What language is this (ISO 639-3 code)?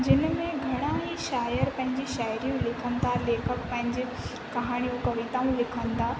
snd